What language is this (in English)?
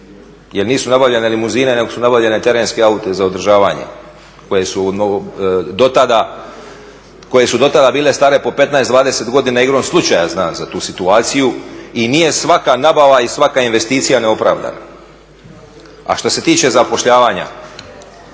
Croatian